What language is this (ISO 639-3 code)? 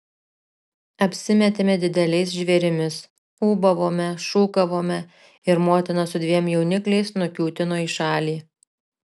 lit